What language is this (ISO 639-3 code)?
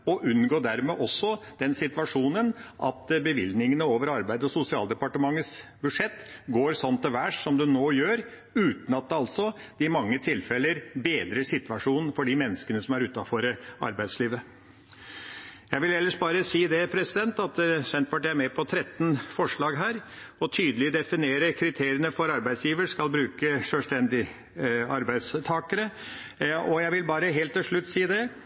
nob